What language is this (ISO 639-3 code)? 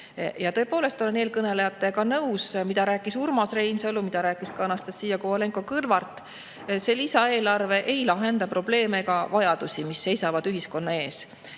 est